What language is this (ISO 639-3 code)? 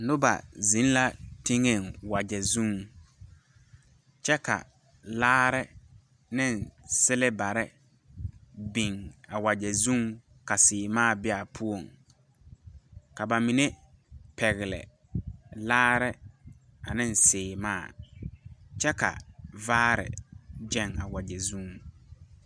dga